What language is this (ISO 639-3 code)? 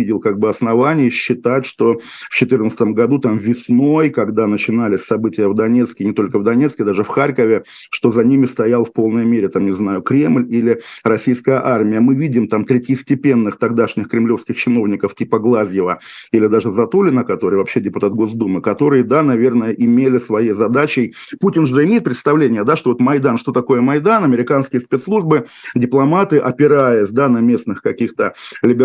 rus